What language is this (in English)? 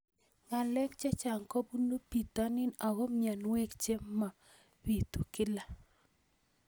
Kalenjin